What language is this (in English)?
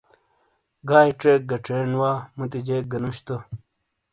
Shina